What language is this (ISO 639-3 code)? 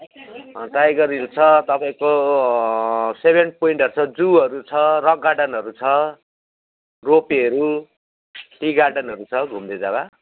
nep